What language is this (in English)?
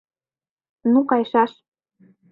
Mari